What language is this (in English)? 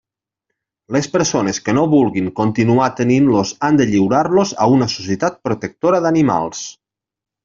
Catalan